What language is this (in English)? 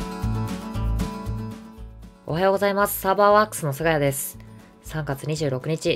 Japanese